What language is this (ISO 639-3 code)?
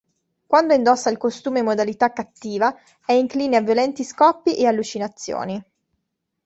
ita